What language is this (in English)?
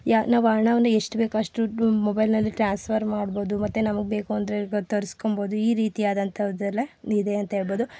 Kannada